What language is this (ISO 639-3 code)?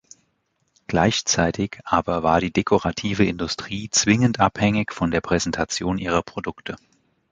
deu